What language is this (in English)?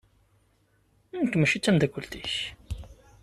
Kabyle